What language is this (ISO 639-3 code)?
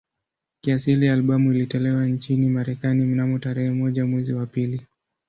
swa